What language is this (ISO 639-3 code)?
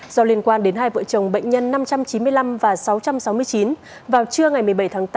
vie